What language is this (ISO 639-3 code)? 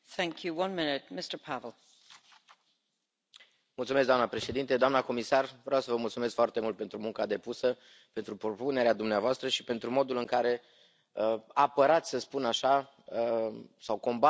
ron